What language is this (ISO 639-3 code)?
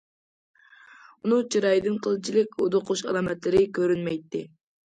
uig